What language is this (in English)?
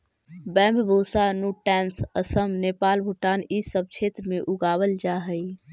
Magahi